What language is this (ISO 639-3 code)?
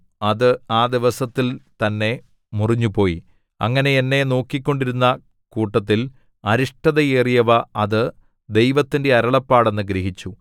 mal